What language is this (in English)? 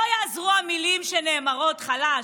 Hebrew